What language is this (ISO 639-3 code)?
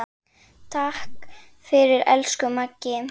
isl